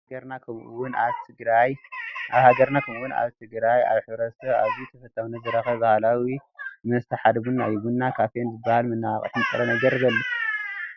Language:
Tigrinya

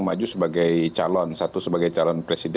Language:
Indonesian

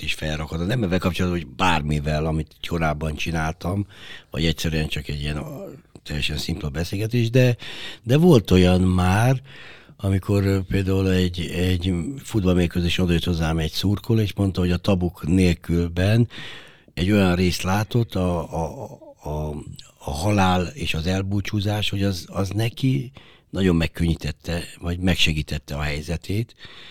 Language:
Hungarian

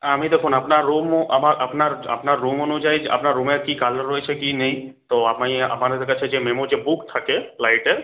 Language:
Bangla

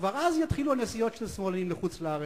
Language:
Hebrew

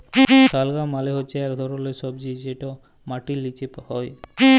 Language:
Bangla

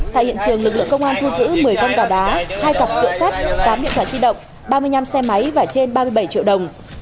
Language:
Vietnamese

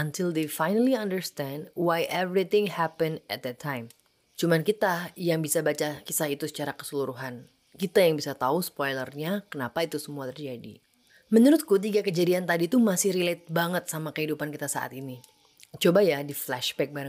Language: Indonesian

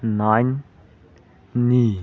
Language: Manipuri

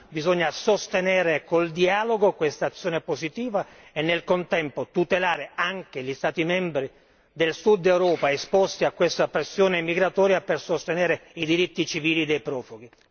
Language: Italian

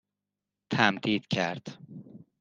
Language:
Persian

